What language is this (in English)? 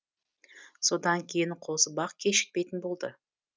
Kazakh